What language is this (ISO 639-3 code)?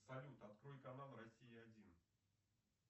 rus